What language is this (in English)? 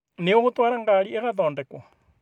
Kikuyu